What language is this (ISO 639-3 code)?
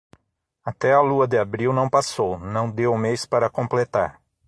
por